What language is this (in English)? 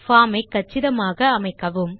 Tamil